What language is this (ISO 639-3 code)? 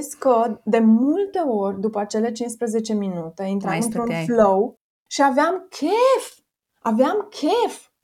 ron